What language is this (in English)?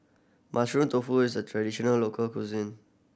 English